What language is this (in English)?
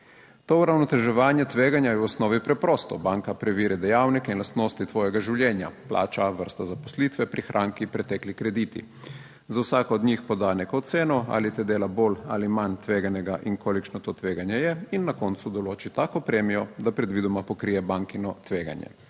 Slovenian